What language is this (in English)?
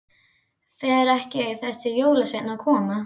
Icelandic